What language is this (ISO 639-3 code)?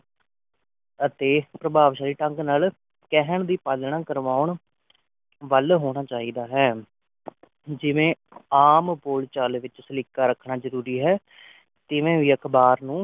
pan